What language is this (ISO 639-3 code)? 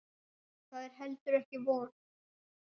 isl